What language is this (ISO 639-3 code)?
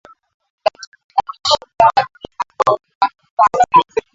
swa